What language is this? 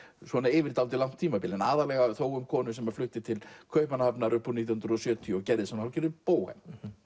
Icelandic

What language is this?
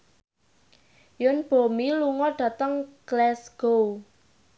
Javanese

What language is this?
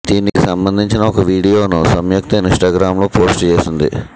Telugu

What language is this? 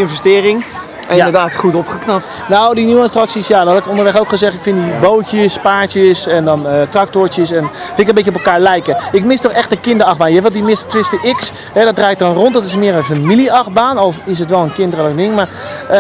Dutch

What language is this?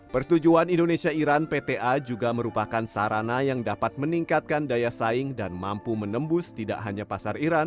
Indonesian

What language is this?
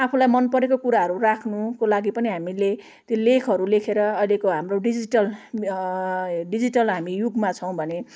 Nepali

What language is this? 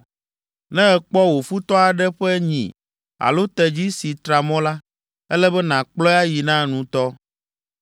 Ewe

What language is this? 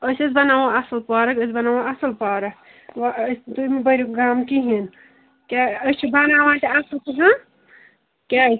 Kashmiri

